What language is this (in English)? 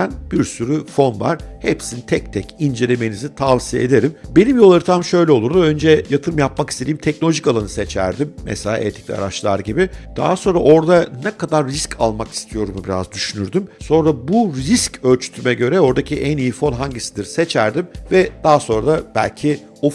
Turkish